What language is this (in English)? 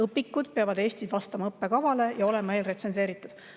Estonian